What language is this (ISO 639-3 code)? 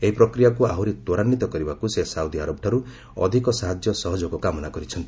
ori